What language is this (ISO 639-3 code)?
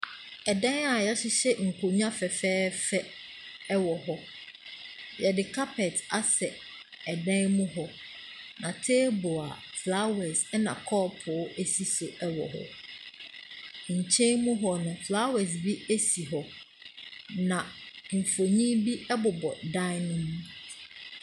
aka